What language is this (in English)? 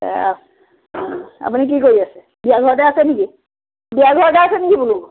Assamese